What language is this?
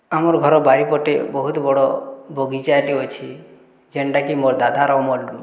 Odia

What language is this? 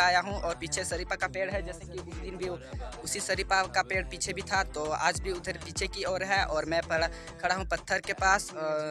Hindi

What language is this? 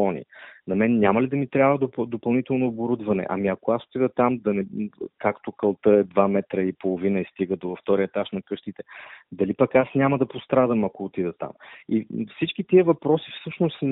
Bulgarian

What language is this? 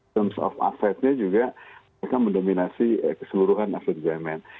Indonesian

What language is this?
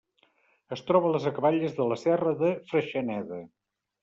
Catalan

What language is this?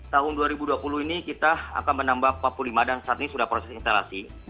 Indonesian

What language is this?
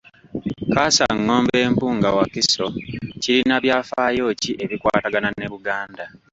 Ganda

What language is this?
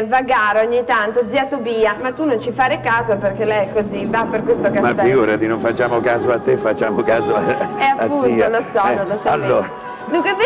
Italian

